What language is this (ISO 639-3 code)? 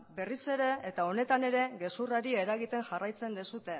eus